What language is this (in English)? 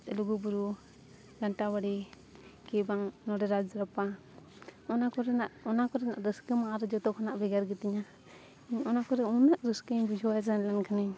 Santali